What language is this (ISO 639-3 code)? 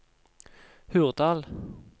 nor